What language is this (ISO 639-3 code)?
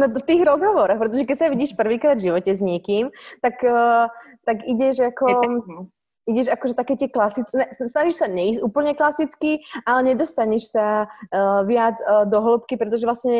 slk